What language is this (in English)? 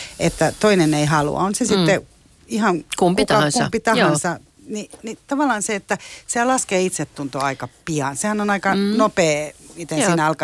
Finnish